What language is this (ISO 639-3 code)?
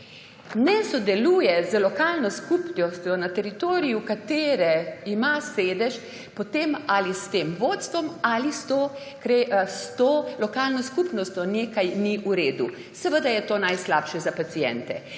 slv